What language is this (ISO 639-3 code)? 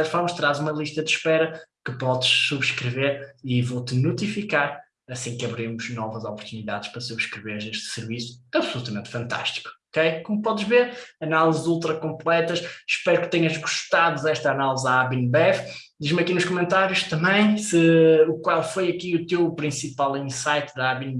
por